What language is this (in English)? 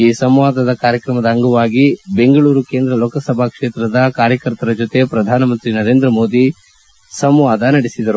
Kannada